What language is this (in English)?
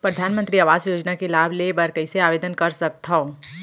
Chhattisgarhi